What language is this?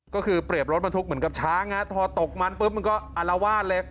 Thai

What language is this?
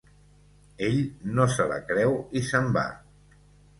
Catalan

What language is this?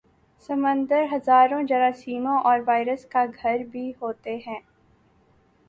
Urdu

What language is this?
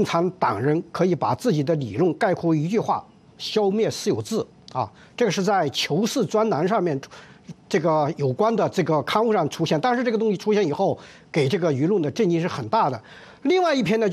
Chinese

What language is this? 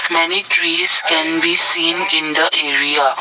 English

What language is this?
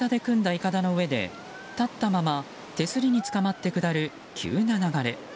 Japanese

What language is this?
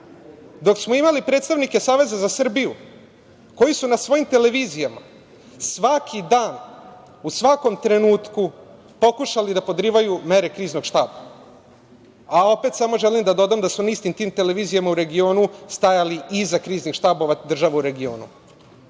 Serbian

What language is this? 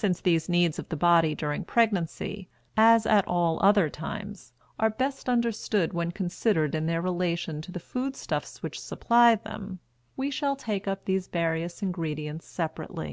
English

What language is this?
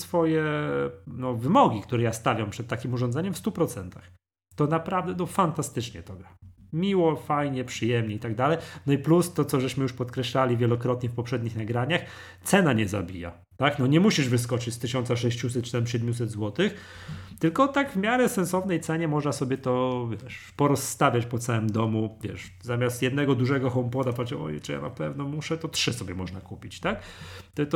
Polish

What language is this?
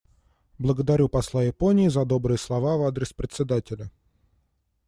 Russian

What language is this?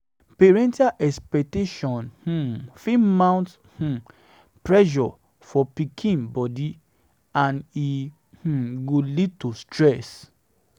Nigerian Pidgin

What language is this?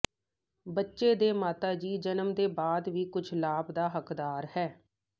Punjabi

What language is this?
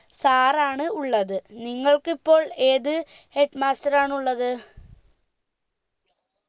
Malayalam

